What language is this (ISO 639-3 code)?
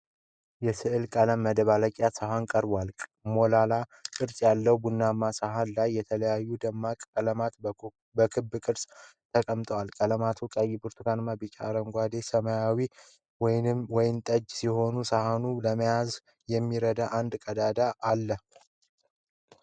amh